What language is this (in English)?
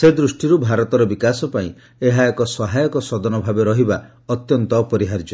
Odia